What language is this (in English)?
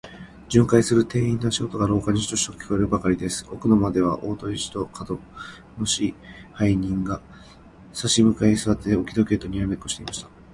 Japanese